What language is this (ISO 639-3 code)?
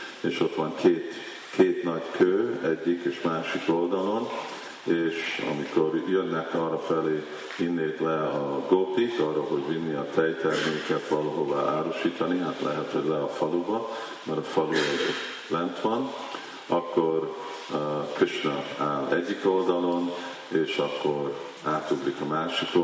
hun